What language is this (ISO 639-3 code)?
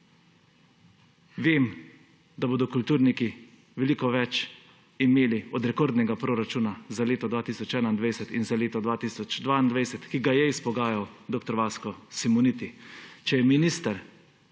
slv